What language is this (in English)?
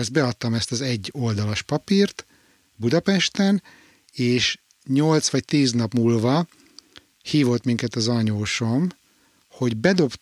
Hungarian